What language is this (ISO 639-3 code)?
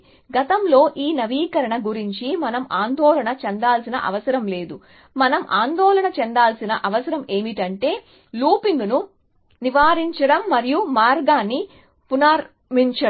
tel